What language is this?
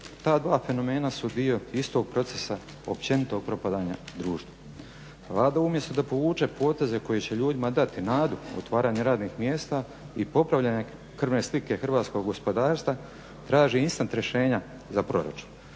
Croatian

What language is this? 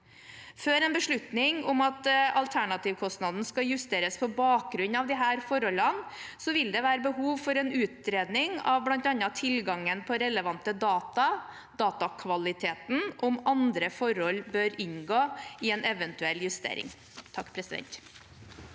Norwegian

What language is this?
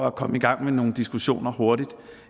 Danish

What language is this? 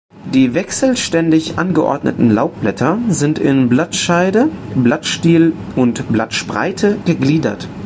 German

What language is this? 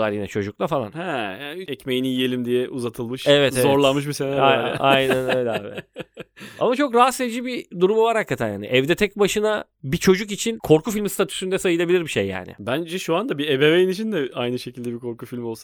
Turkish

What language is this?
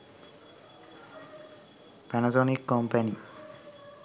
Sinhala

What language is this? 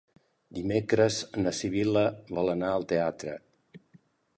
Catalan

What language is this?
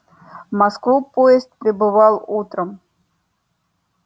Russian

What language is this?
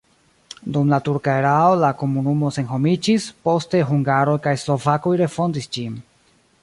Esperanto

